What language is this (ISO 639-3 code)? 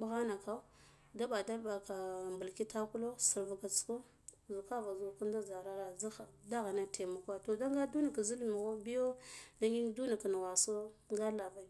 gdf